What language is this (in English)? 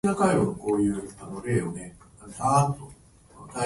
Japanese